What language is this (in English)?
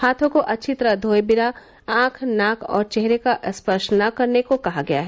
Hindi